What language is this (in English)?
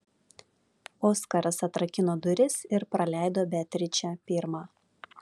Lithuanian